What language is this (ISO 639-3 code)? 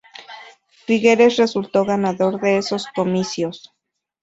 spa